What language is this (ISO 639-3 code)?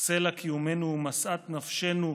heb